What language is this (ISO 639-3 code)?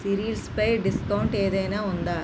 tel